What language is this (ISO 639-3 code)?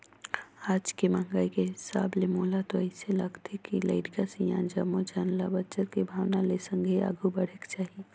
hne